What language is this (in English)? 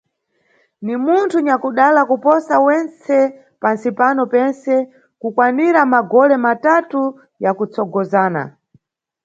Nyungwe